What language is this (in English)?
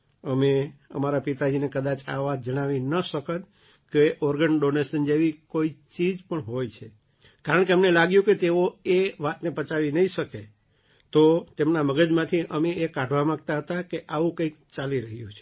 Gujarati